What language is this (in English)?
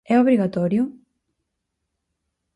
Galician